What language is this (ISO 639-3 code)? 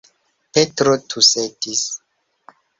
epo